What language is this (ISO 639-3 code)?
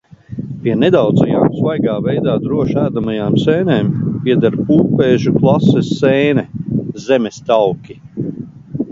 lav